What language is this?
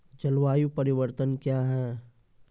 Maithili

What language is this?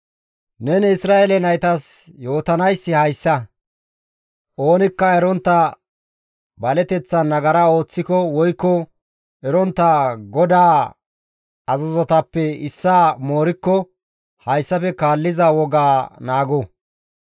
Gamo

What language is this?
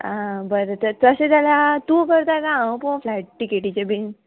Konkani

